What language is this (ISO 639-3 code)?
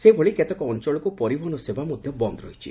ori